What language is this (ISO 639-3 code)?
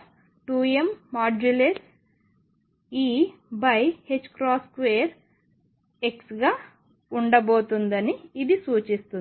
tel